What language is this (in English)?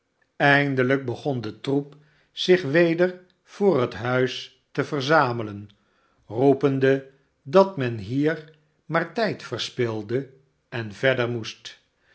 Dutch